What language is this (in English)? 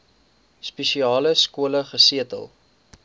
Afrikaans